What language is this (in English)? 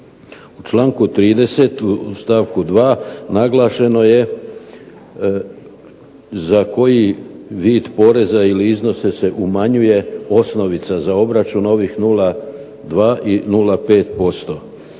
Croatian